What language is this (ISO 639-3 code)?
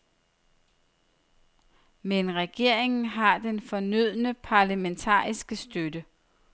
dan